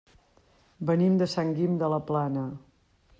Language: Catalan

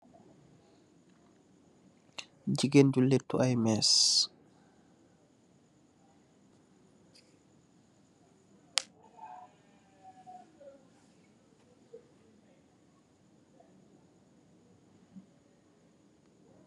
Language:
Wolof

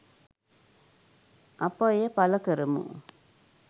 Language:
Sinhala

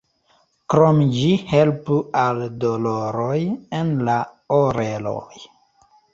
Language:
Esperanto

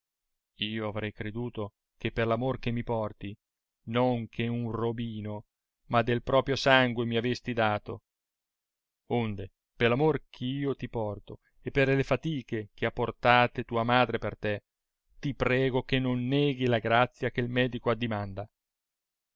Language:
Italian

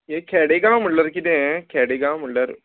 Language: Konkani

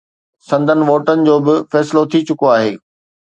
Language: Sindhi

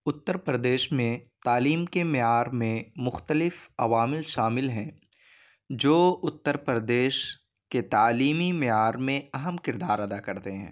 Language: Urdu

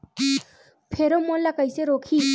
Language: Chhattisgarhi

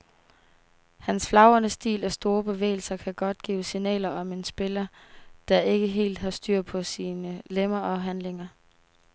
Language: Danish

